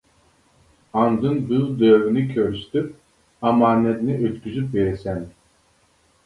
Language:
Uyghur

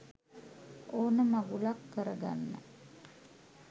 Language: Sinhala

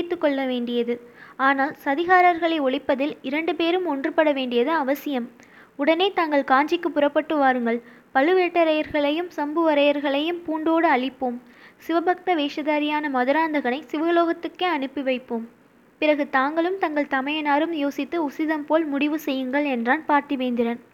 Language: Tamil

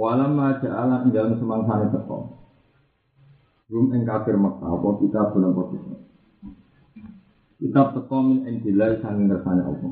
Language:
Indonesian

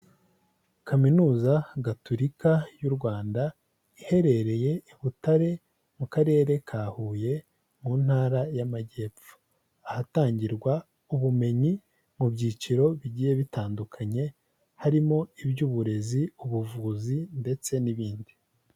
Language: Kinyarwanda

